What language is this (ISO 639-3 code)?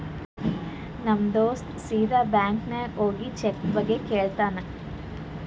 kan